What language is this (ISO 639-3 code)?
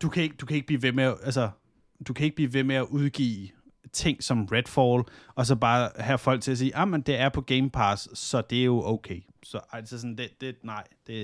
dan